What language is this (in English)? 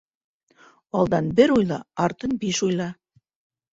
Bashkir